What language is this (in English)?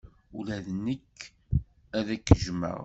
Kabyle